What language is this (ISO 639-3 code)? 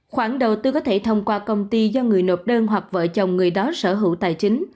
vie